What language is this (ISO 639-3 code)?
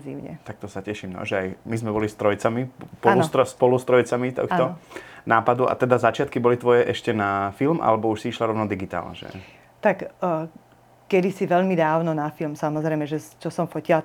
slk